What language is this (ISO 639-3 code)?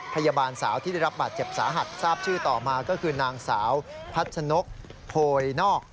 tha